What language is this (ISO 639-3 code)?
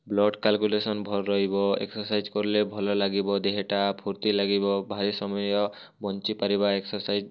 ori